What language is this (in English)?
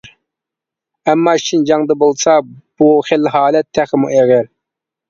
Uyghur